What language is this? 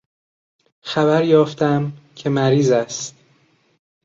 Persian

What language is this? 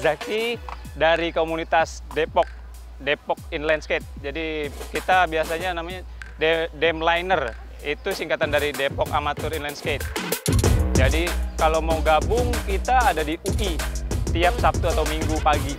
Indonesian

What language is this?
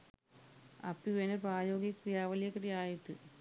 Sinhala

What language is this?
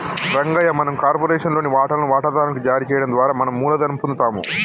Telugu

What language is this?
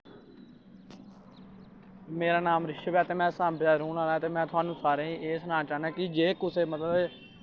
Dogri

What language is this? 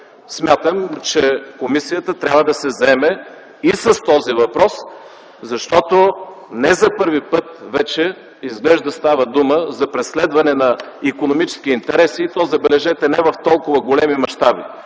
Bulgarian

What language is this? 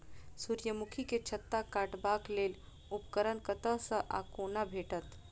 Maithili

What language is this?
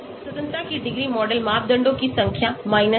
Hindi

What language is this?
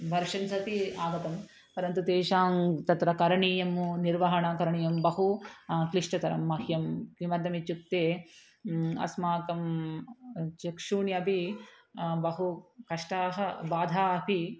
Sanskrit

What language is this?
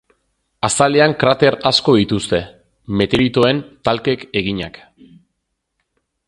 Basque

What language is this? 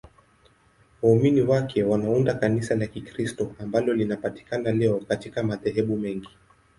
Swahili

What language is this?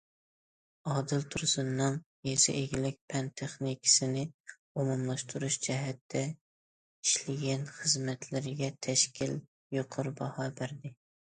Uyghur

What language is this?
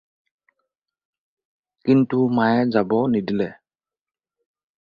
Assamese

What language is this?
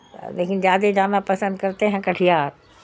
Urdu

